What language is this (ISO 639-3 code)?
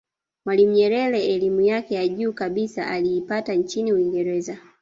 swa